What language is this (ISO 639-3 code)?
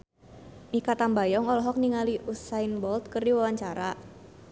sun